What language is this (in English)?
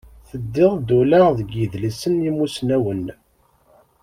Kabyle